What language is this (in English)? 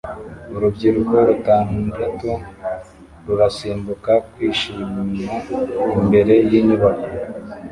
Kinyarwanda